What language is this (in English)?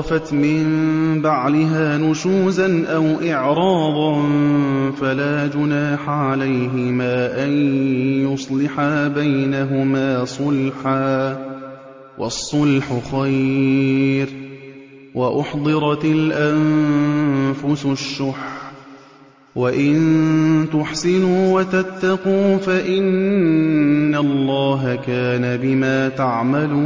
Arabic